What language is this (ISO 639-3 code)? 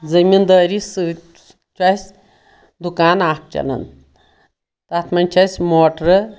kas